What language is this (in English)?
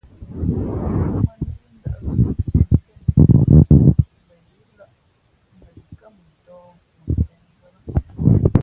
Fe'fe'